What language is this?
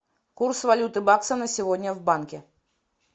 Russian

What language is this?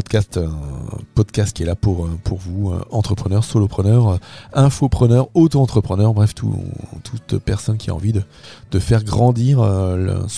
French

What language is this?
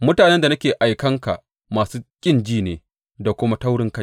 Hausa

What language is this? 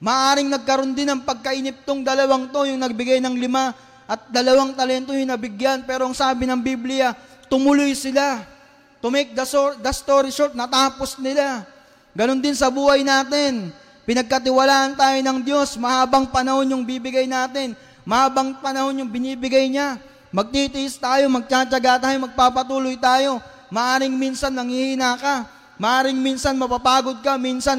Filipino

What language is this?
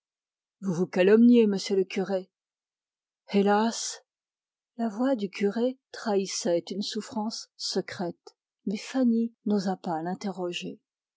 French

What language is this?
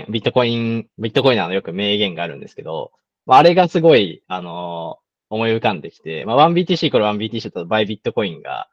Japanese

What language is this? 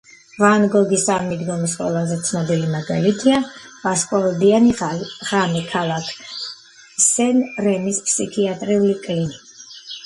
Georgian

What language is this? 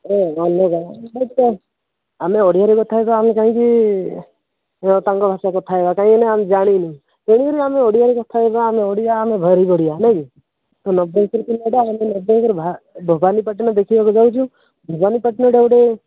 Odia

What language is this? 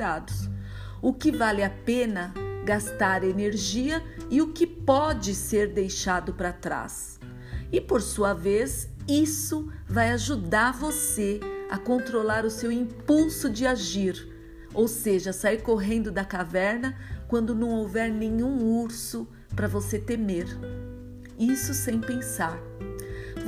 Portuguese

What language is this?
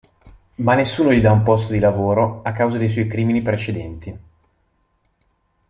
Italian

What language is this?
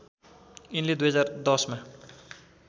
Nepali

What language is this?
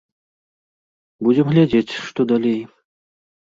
Belarusian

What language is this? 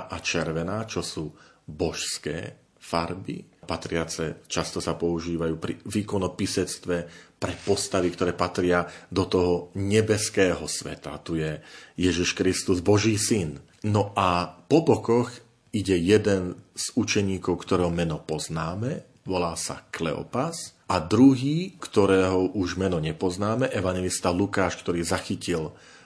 Slovak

